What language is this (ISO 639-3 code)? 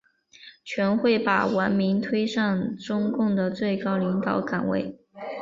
zho